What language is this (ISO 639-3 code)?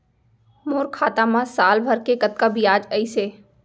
hne